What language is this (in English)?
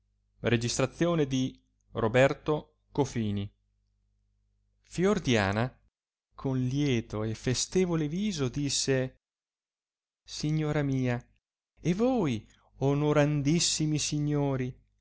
Italian